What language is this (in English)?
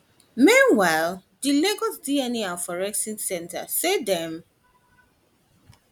Nigerian Pidgin